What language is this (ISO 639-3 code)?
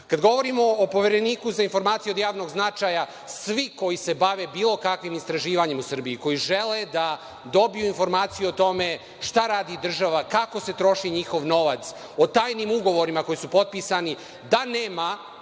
srp